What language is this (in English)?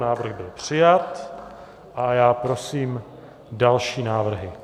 Czech